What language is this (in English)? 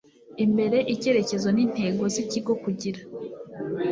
Kinyarwanda